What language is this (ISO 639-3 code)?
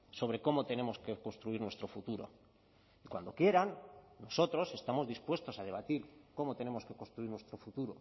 spa